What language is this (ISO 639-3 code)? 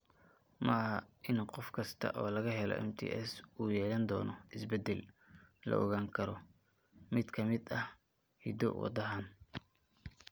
som